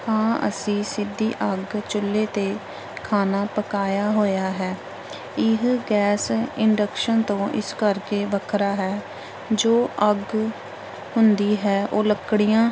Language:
Punjabi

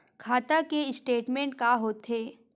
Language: Chhattisgarhi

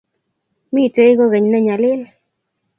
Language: Kalenjin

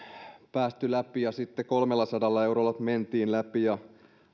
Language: Finnish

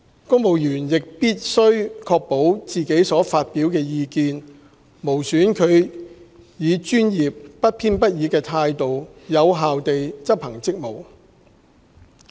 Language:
Cantonese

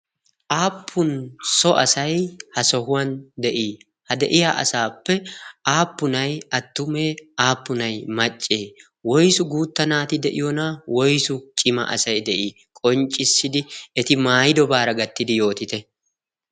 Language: Wolaytta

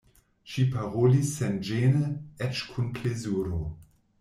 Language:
Esperanto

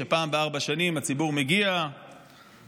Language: Hebrew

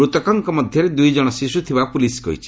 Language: Odia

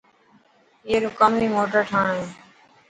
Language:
Dhatki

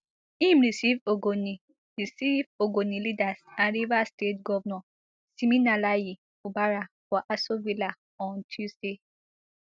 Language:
Nigerian Pidgin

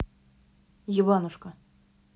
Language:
Russian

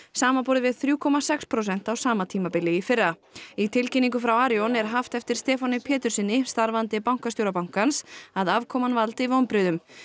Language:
Icelandic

